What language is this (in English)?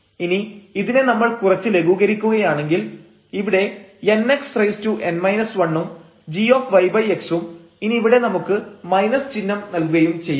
Malayalam